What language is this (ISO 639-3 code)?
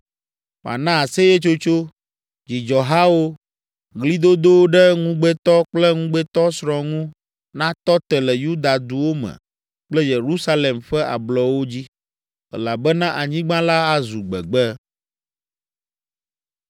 ewe